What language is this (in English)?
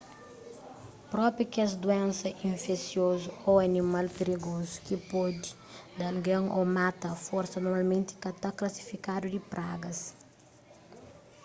Kabuverdianu